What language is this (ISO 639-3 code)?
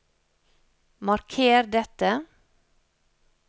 nor